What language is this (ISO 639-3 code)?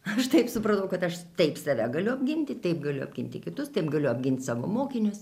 lit